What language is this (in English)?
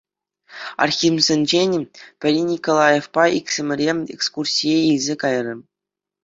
Chuvash